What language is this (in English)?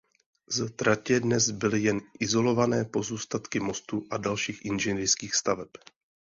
Czech